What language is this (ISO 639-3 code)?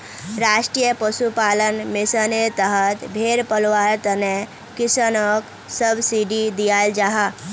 mag